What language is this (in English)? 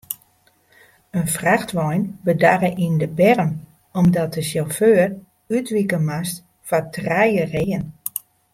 Western Frisian